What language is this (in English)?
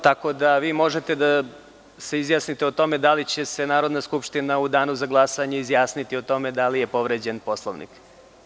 Serbian